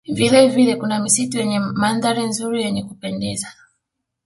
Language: Swahili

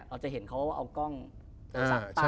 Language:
Thai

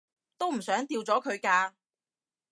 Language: Cantonese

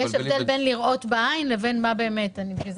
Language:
Hebrew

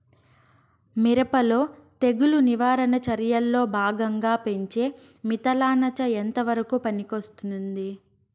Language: Telugu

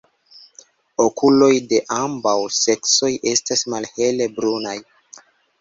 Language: Esperanto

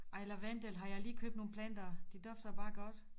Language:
Danish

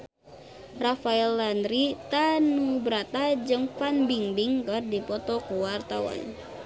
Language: Sundanese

